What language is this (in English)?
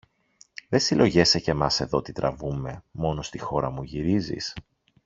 Greek